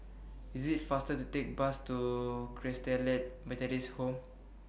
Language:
English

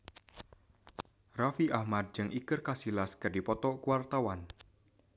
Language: Sundanese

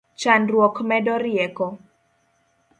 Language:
Luo (Kenya and Tanzania)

